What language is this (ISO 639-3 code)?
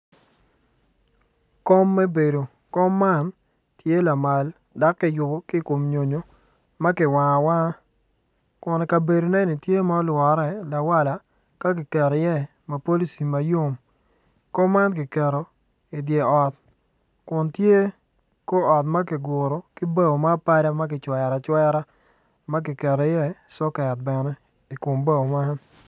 ach